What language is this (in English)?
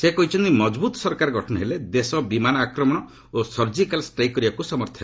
Odia